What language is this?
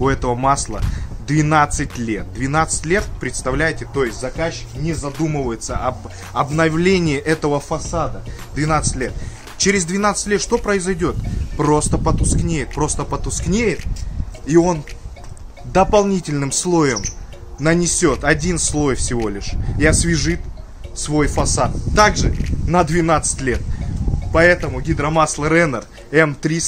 Russian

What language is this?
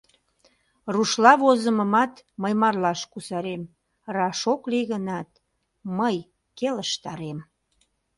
Mari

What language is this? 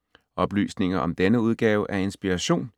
Danish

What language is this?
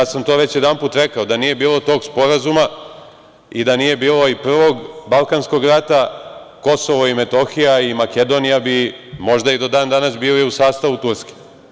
Serbian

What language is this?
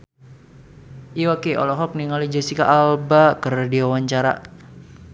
Sundanese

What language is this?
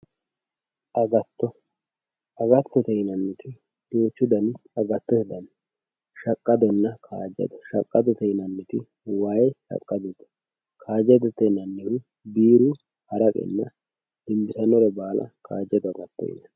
Sidamo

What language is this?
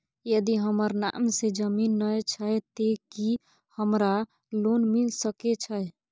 Maithili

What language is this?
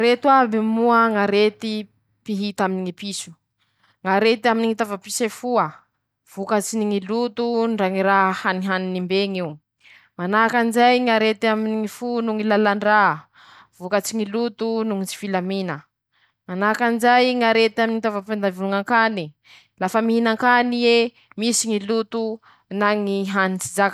Masikoro Malagasy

